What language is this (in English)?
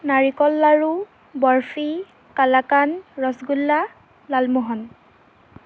Assamese